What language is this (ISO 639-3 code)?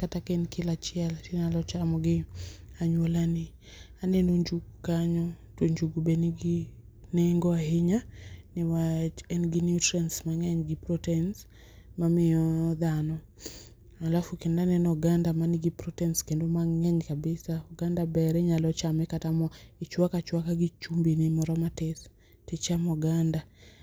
luo